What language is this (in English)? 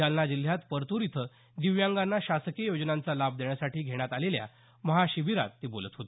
Marathi